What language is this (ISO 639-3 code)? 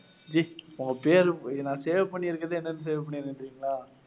tam